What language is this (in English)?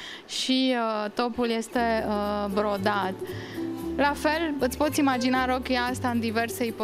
Romanian